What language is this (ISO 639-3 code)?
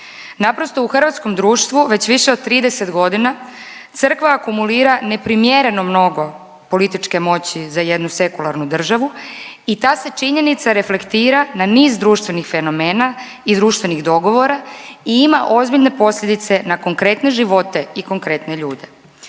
hrv